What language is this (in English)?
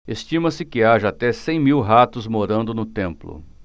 Portuguese